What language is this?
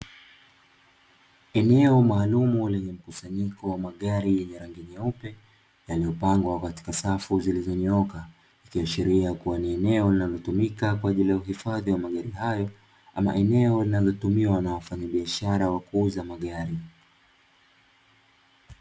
Swahili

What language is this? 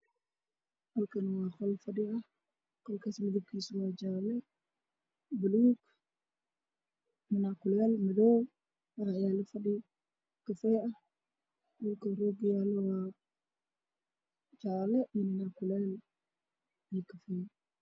Somali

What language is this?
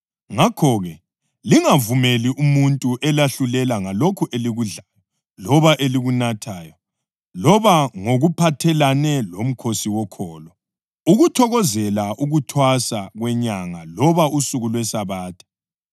North Ndebele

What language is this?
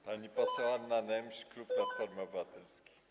Polish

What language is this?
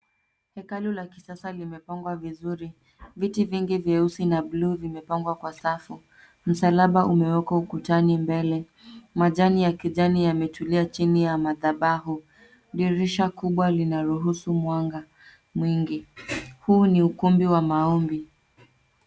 Swahili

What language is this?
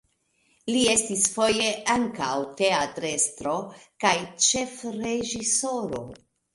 Esperanto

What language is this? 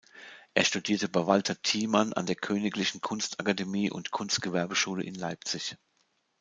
German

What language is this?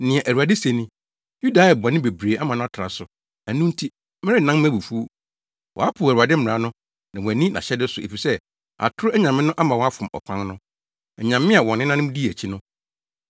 Akan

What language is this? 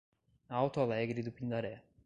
Portuguese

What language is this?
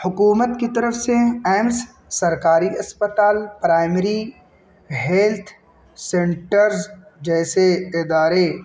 Urdu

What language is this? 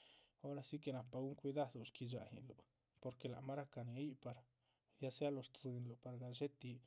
Chichicapan Zapotec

